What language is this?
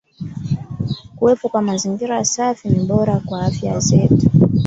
Swahili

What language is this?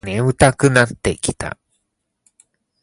Japanese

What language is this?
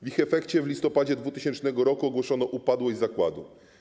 Polish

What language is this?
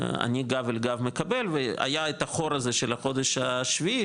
Hebrew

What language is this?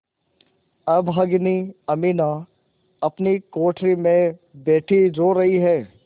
Hindi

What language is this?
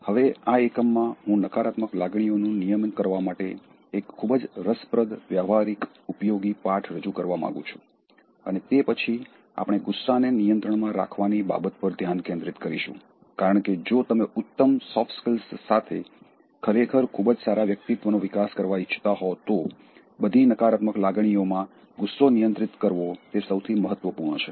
Gujarati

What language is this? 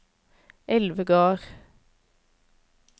Norwegian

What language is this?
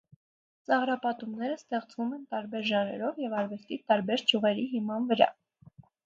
Armenian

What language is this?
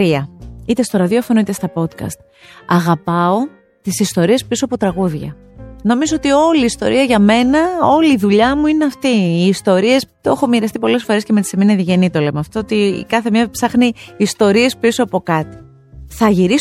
Greek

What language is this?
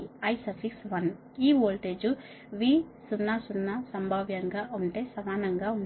Telugu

